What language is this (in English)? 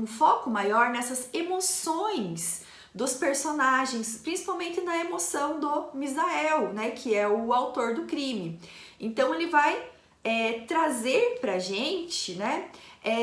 Portuguese